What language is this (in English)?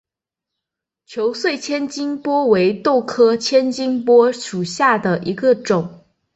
Chinese